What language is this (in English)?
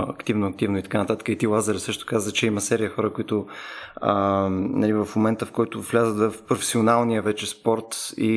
Bulgarian